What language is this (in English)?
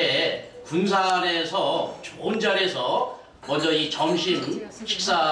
Korean